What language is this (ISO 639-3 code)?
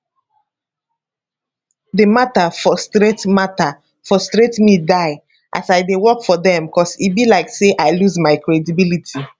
pcm